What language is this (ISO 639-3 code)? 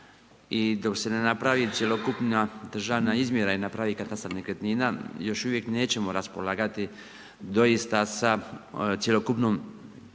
hrv